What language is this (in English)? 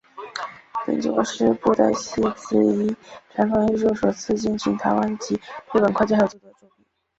Chinese